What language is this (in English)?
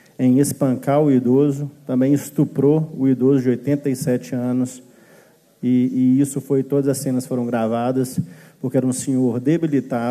Portuguese